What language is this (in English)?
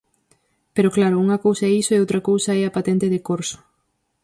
Galician